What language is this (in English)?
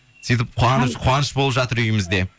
Kazakh